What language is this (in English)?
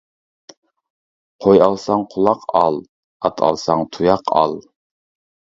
Uyghur